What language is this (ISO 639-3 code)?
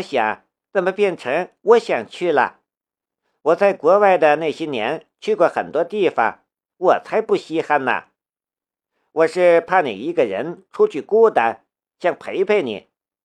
zho